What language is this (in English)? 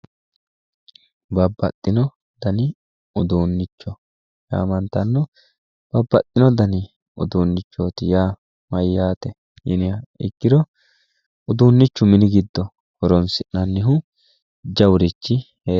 Sidamo